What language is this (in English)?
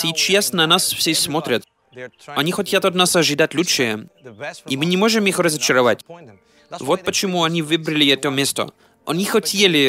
Russian